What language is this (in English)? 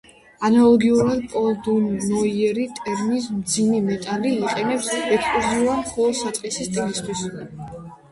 Georgian